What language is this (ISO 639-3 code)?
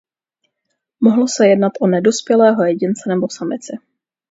ces